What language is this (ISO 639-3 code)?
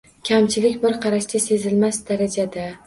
uzb